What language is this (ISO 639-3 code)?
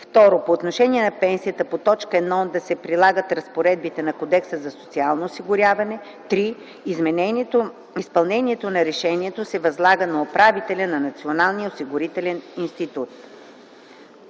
bul